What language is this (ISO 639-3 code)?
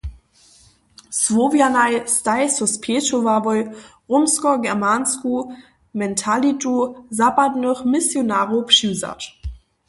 hsb